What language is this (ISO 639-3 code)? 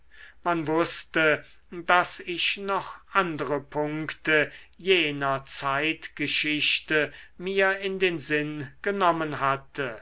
deu